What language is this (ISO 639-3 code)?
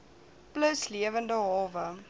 afr